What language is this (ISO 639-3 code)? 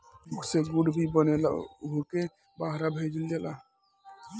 bho